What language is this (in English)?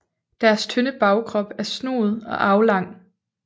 Danish